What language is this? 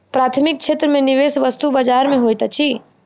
Maithili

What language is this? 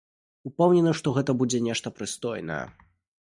Belarusian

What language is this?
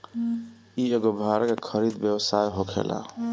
Bhojpuri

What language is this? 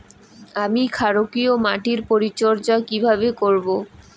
Bangla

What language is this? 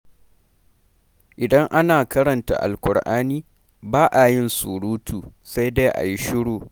Hausa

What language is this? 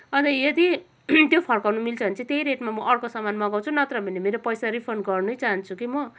Nepali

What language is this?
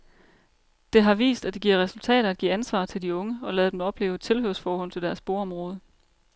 Danish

